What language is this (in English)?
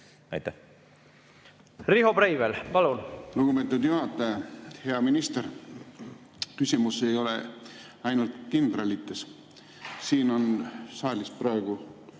Estonian